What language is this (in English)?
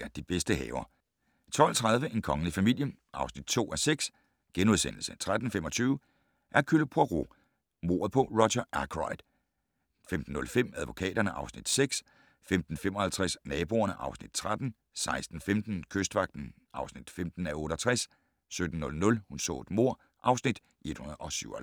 Danish